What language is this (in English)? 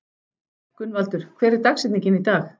Icelandic